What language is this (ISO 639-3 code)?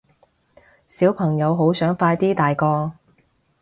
yue